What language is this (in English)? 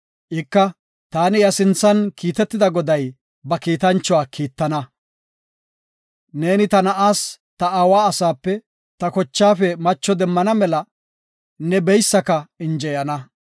Gofa